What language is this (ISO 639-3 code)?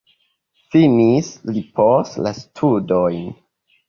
epo